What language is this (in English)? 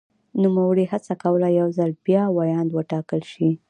Pashto